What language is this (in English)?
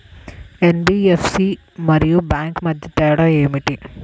Telugu